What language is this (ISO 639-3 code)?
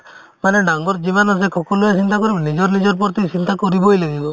asm